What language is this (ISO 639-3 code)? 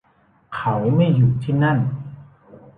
tha